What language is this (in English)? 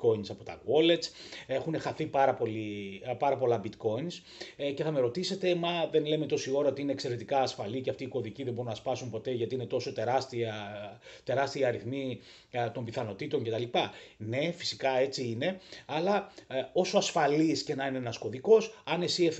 Greek